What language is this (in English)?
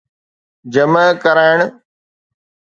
Sindhi